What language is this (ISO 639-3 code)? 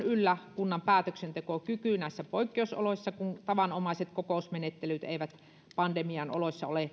fin